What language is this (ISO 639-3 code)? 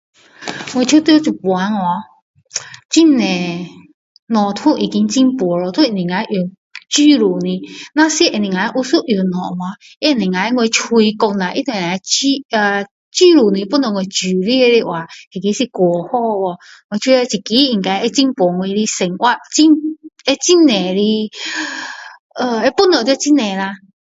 cdo